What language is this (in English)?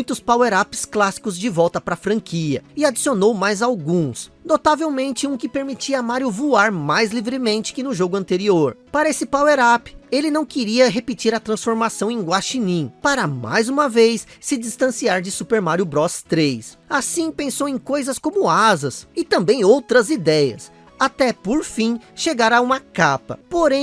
Portuguese